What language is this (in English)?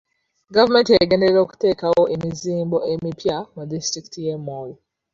Ganda